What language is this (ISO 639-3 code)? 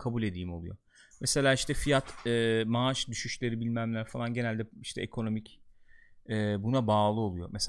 tur